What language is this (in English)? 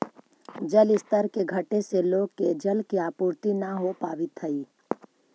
Magahi